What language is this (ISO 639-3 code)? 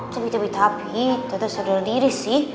ind